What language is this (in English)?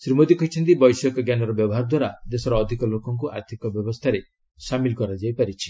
Odia